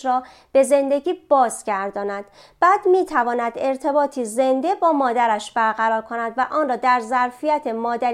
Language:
Persian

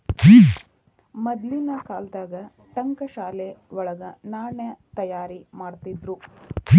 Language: Kannada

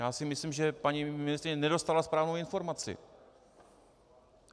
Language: Czech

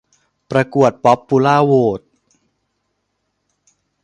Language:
Thai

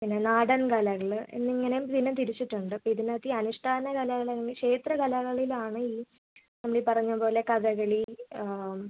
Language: Malayalam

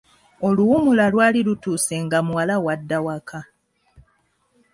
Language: Ganda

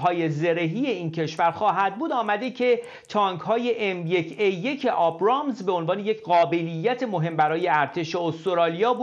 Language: Persian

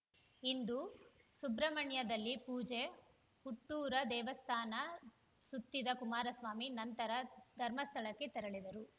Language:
Kannada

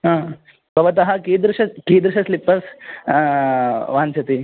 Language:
Sanskrit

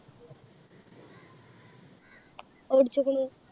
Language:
Malayalam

